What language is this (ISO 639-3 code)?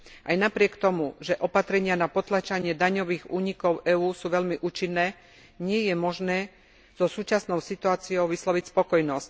slk